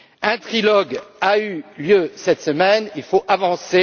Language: French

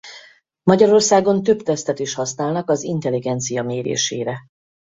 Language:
Hungarian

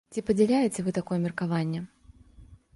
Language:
Belarusian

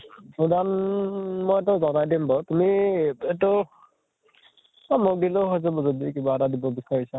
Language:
Assamese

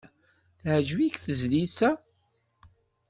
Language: Kabyle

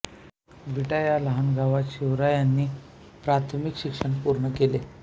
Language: Marathi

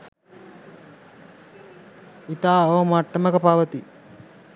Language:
Sinhala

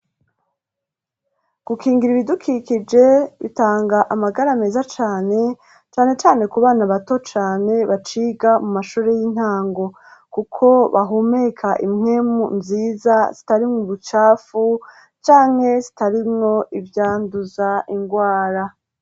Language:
Rundi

